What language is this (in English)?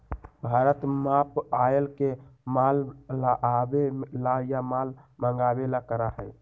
Magahi